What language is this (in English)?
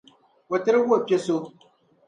Dagbani